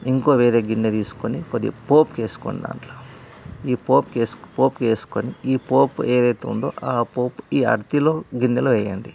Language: Telugu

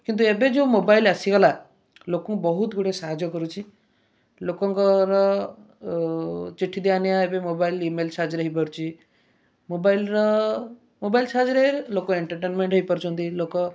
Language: Odia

